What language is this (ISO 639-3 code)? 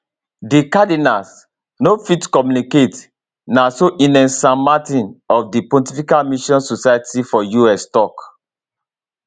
pcm